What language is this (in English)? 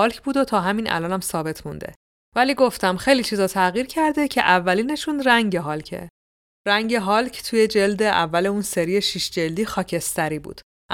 Persian